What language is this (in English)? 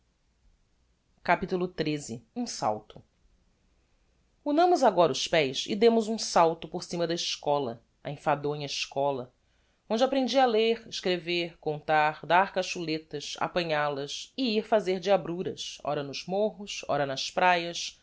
Portuguese